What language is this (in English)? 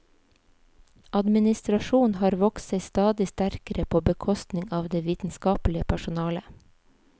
Norwegian